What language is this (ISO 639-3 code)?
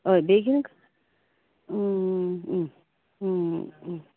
kok